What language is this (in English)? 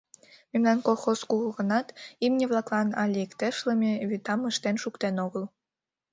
Mari